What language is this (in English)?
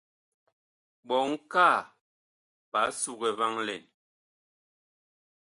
Bakoko